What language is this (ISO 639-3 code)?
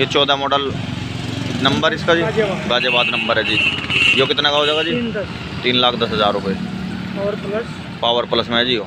hin